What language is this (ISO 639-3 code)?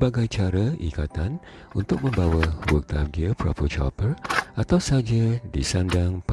msa